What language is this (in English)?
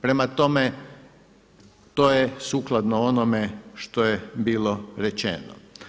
Croatian